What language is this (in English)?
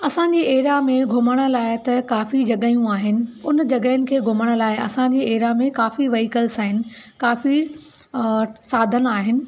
Sindhi